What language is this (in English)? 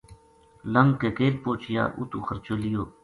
Gujari